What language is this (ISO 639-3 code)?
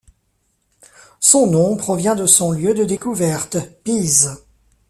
fra